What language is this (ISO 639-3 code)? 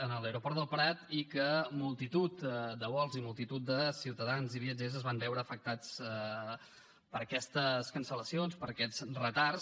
cat